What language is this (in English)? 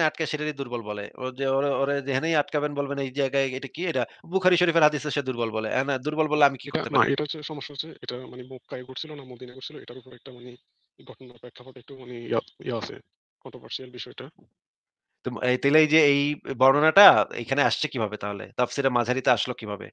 Bangla